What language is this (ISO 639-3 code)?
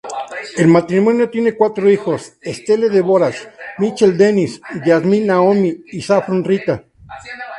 spa